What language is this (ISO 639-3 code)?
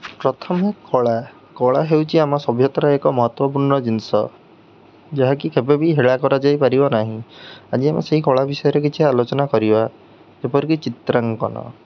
ori